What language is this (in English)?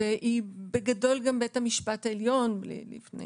Hebrew